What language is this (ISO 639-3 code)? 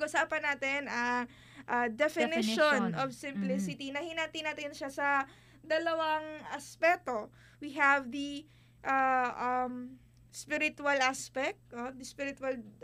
fil